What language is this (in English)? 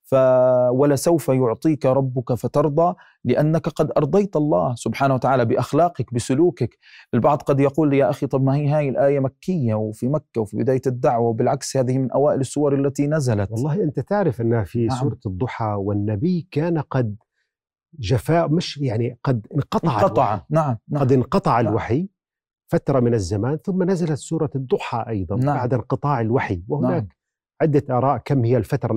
Arabic